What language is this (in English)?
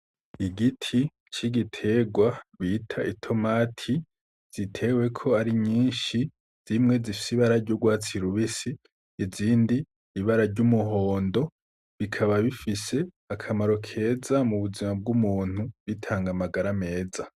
Rundi